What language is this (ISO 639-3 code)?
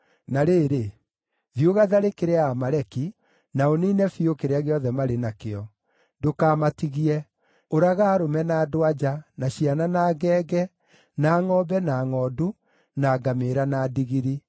kik